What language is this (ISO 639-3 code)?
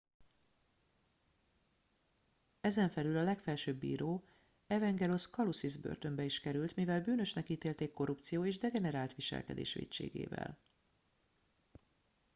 hun